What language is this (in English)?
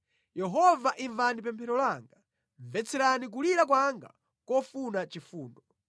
Nyanja